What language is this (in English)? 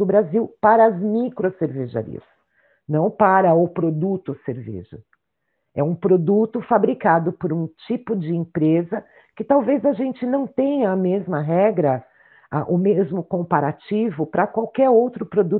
Portuguese